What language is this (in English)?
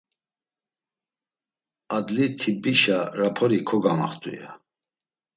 Laz